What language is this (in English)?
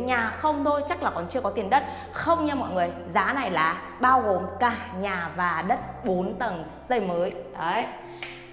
Vietnamese